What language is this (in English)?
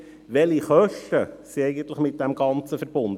Swiss German